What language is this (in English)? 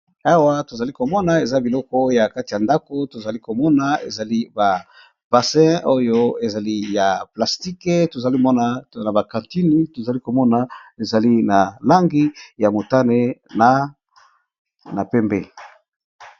Lingala